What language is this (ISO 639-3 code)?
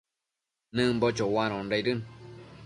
mcf